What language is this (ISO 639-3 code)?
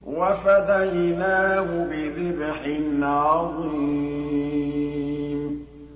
ara